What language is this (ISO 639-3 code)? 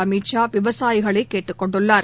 tam